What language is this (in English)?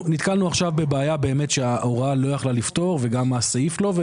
Hebrew